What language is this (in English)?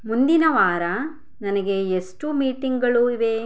Kannada